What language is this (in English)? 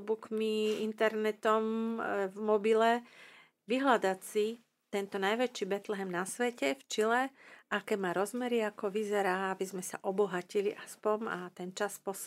Slovak